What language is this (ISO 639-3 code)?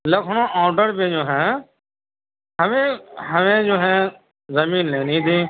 urd